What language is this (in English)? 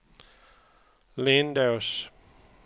Swedish